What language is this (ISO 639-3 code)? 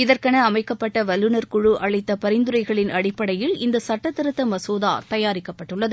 tam